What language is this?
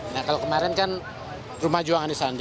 Indonesian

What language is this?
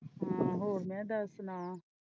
Punjabi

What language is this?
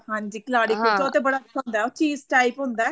Punjabi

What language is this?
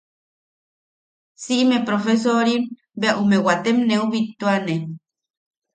Yaqui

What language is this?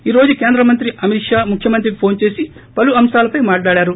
Telugu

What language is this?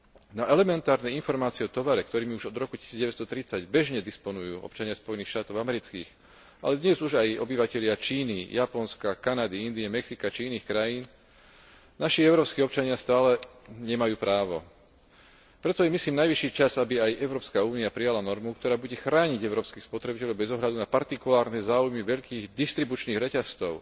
Slovak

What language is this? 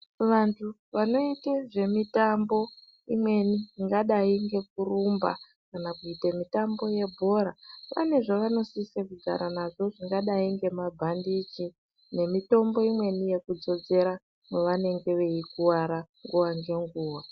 Ndau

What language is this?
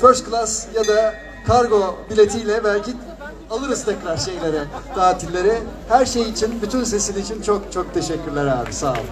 Turkish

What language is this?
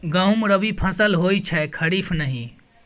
Maithili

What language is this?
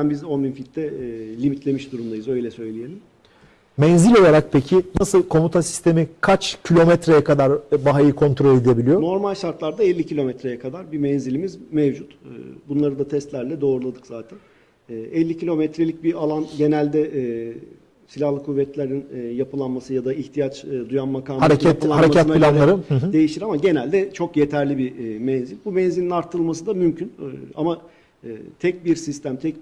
Turkish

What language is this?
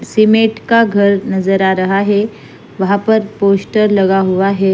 Hindi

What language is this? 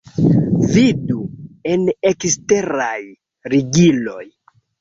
Esperanto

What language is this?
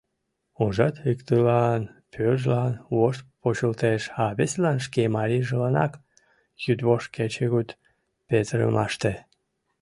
Mari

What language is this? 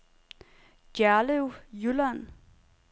Danish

